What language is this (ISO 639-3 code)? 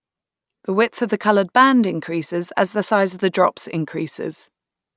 eng